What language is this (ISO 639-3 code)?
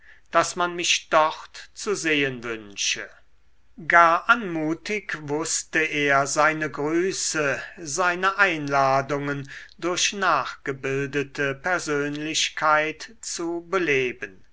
deu